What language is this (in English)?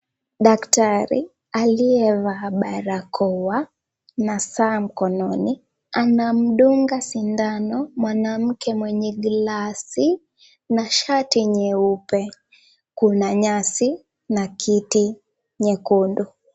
Swahili